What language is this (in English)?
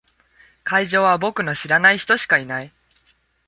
Japanese